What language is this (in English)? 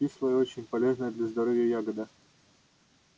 Russian